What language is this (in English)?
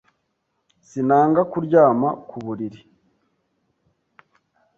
Kinyarwanda